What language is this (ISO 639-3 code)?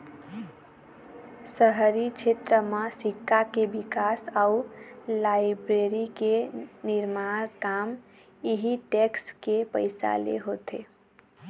hne